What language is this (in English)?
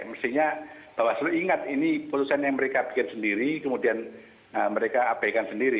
Indonesian